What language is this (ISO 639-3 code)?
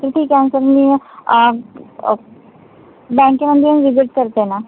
mar